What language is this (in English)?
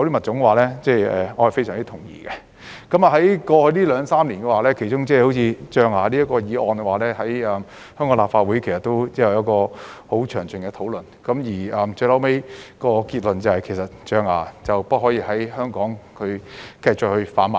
Cantonese